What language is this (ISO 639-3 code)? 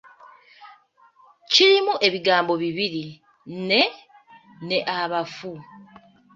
lug